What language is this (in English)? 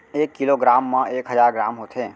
Chhattisgarhi